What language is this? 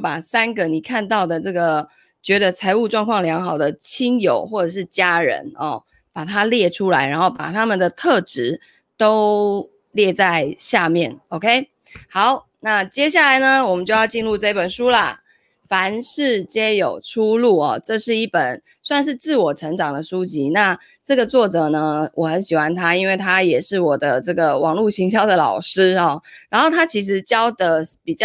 Chinese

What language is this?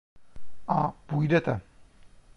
Czech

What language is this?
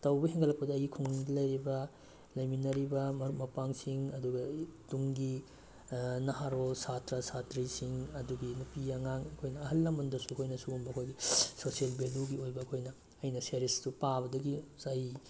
Manipuri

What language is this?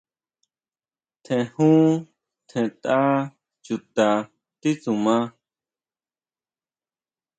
Huautla Mazatec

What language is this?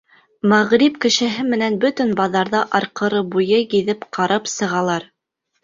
Bashkir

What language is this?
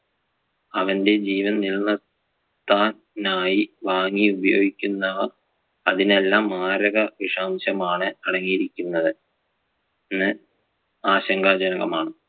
Malayalam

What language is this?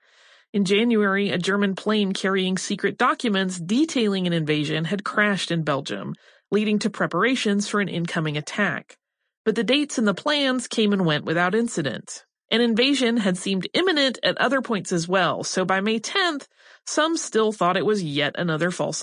English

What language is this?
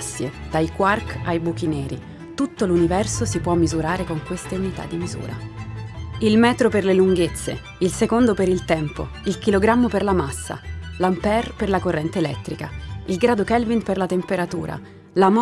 Italian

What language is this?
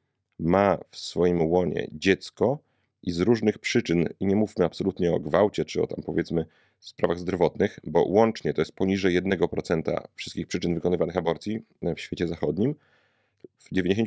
Polish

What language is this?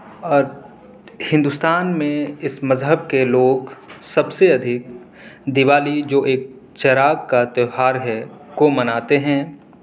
Urdu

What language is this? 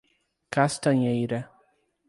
Portuguese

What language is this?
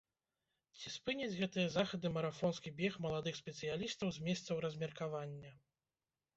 Belarusian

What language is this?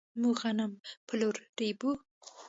Pashto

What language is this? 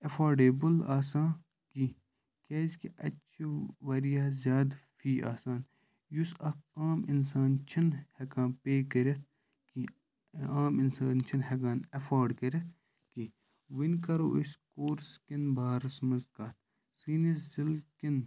Kashmiri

